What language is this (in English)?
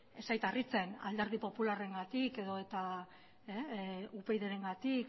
Basque